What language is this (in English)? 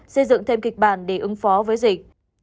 Vietnamese